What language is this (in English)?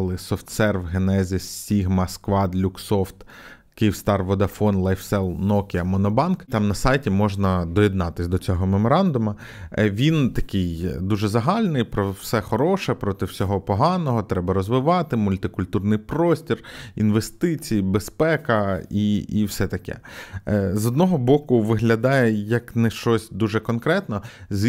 Ukrainian